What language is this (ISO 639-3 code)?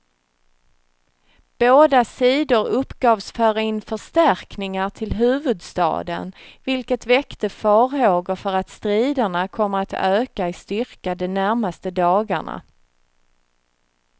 swe